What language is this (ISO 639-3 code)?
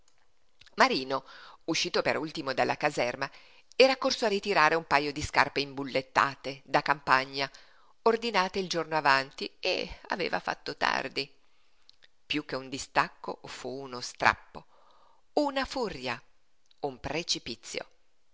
ita